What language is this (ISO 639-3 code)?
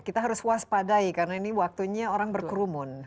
ind